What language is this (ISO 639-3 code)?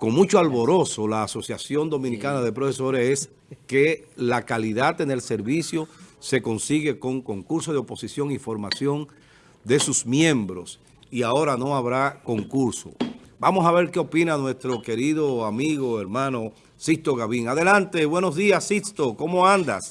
spa